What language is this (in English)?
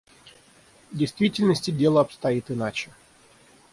Russian